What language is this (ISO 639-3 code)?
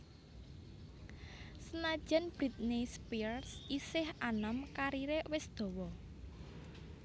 jav